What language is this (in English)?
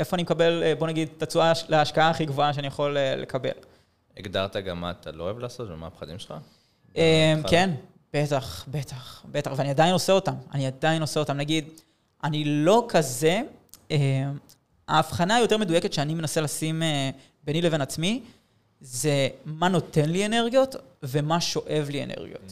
Hebrew